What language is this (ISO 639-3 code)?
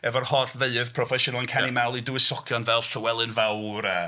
cym